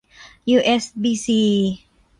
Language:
Thai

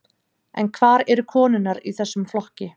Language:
Icelandic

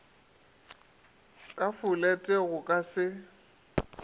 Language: Northern Sotho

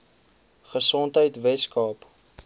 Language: Afrikaans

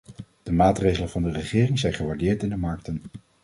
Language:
Dutch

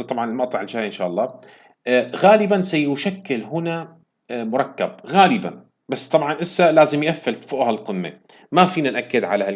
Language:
Arabic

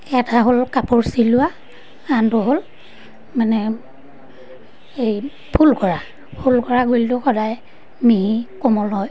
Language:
Assamese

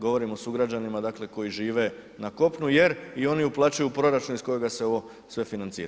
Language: Croatian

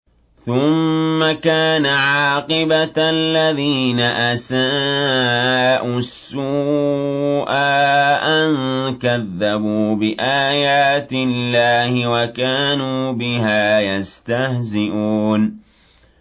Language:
Arabic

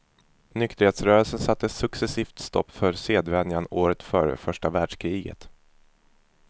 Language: Swedish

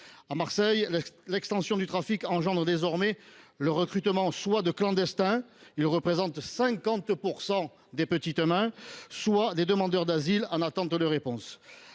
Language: French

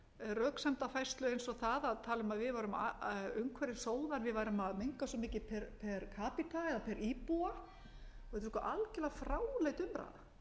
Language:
Icelandic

